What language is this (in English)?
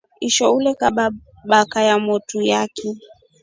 Rombo